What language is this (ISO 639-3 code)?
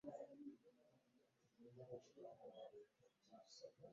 lug